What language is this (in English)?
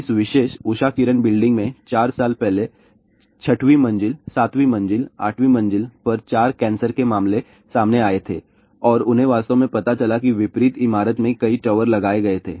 Hindi